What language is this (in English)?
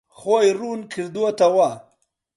Central Kurdish